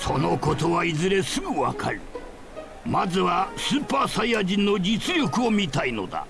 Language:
Japanese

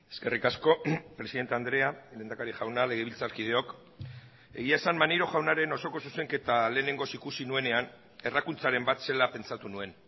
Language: Basque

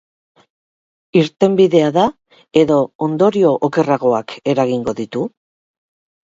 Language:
Basque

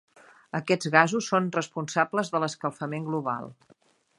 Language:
Catalan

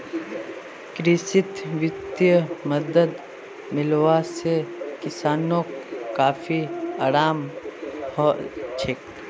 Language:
Magahi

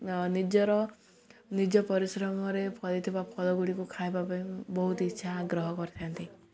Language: Odia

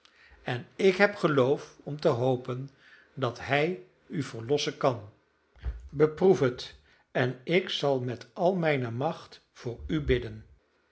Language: Dutch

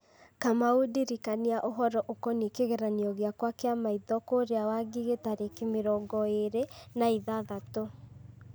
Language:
Kikuyu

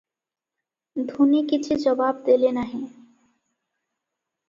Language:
Odia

